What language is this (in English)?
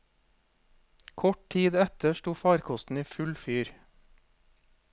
Norwegian